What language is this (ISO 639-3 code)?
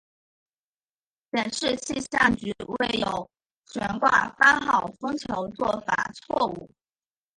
zho